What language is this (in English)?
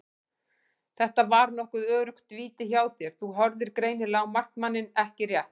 Icelandic